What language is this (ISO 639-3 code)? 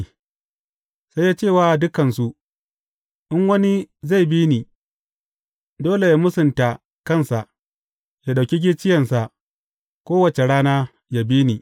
hau